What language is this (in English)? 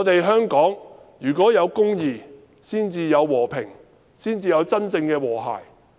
Cantonese